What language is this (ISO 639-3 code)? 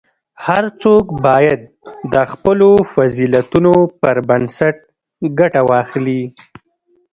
pus